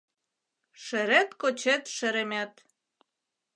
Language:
Mari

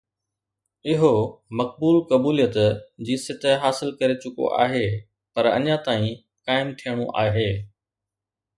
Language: Sindhi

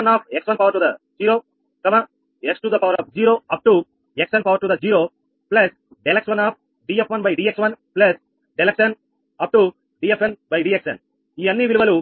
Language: Telugu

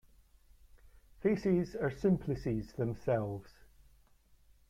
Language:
English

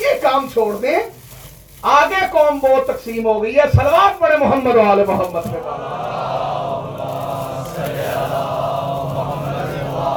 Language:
Urdu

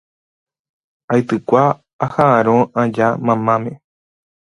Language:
Guarani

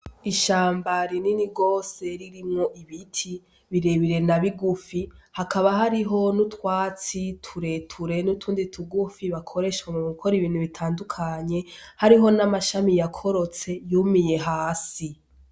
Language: Rundi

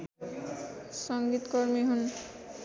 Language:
Nepali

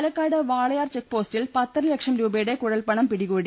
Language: Malayalam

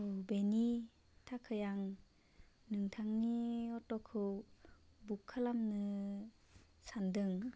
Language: Bodo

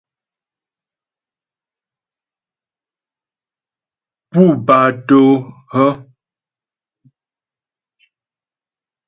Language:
Ghomala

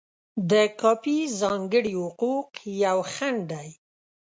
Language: Pashto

